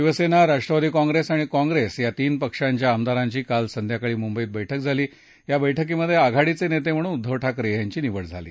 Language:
Marathi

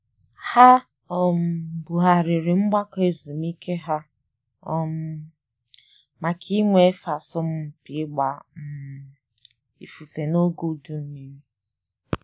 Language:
Igbo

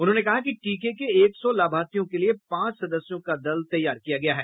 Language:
Hindi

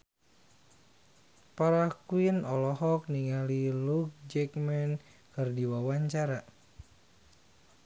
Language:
Sundanese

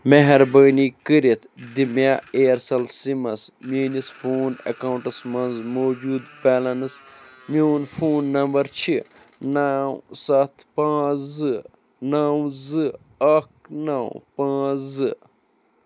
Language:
Kashmiri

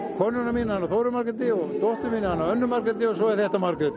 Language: Icelandic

